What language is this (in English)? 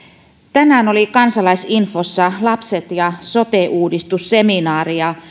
Finnish